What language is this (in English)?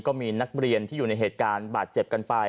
Thai